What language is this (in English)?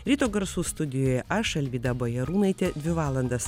Lithuanian